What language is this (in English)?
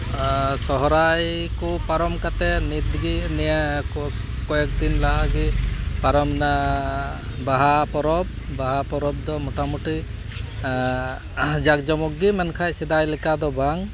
Santali